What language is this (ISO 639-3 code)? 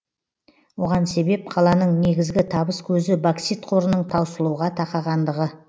kaz